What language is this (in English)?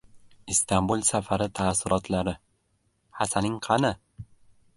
Uzbek